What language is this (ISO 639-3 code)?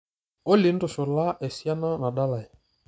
mas